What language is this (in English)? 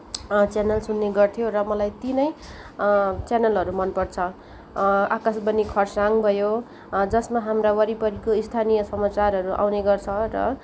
Nepali